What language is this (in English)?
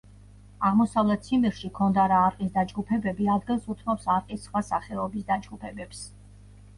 Georgian